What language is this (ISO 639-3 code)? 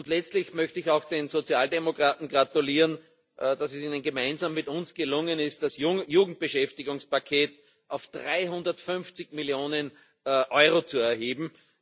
deu